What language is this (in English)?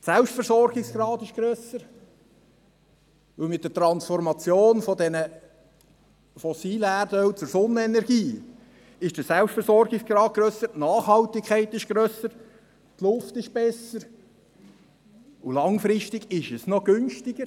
Swiss German